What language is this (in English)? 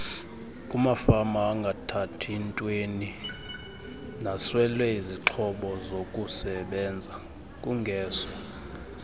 Xhosa